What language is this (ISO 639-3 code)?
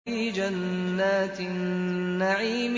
ara